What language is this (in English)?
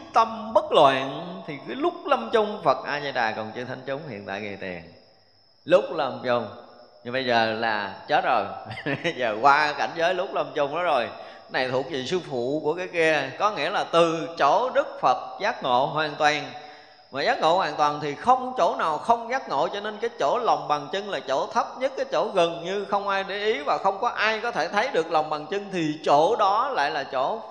Vietnamese